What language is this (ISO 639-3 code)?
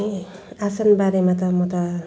nep